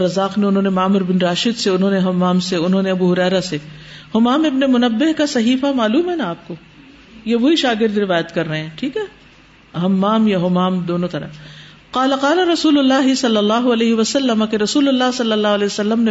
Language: Urdu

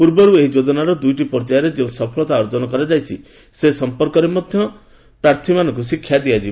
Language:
Odia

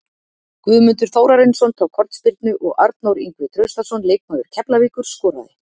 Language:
Icelandic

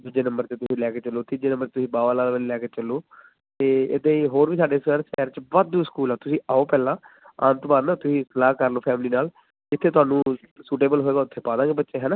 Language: Punjabi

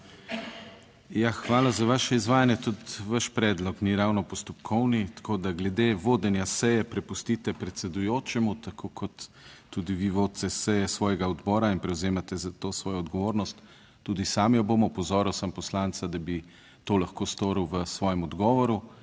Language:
Slovenian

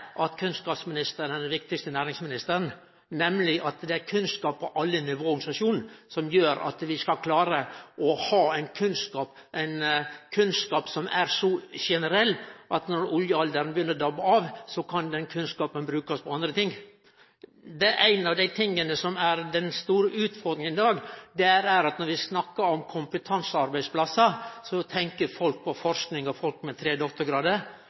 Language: Norwegian Nynorsk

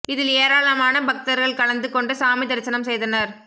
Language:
Tamil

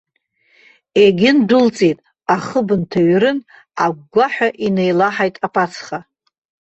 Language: Abkhazian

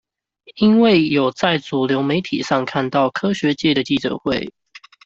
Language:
Chinese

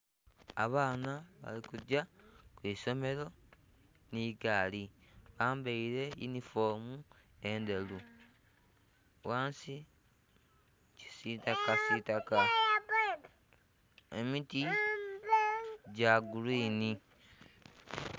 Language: Soga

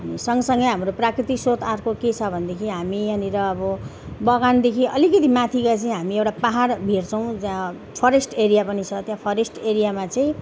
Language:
Nepali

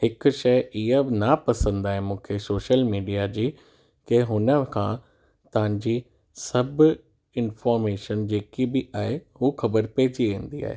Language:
Sindhi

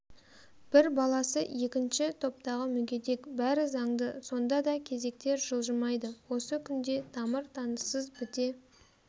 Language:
Kazakh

